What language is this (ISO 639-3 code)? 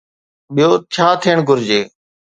snd